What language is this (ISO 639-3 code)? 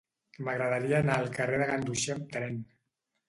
cat